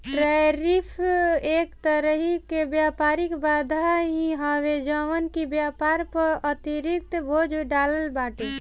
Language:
Bhojpuri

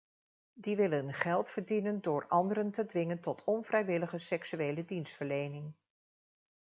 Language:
Dutch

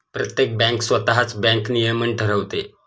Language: Marathi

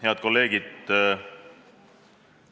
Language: Estonian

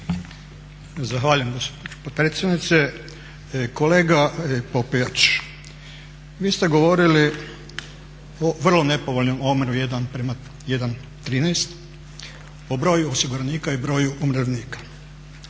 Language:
Croatian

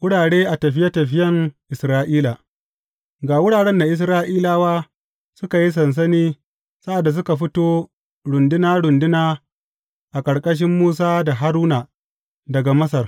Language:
Hausa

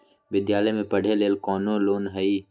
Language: Magahi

